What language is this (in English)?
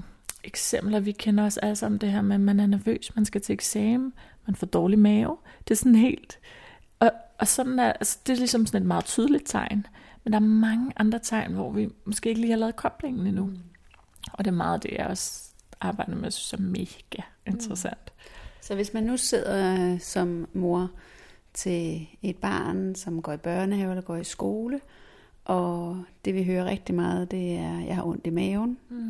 Danish